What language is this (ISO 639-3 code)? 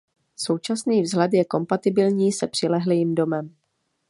ces